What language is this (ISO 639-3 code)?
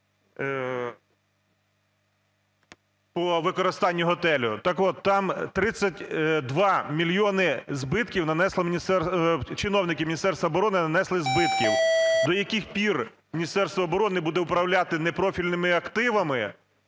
ukr